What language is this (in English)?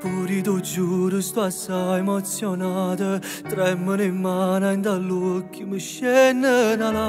Romanian